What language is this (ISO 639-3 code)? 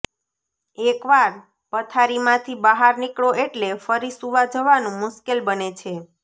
guj